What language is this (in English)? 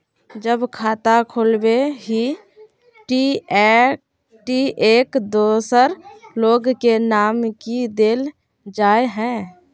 Magahi